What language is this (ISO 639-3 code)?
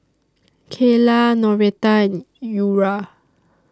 eng